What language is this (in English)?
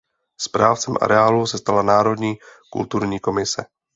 Czech